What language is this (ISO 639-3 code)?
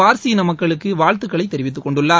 tam